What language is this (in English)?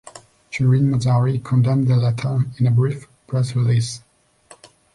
English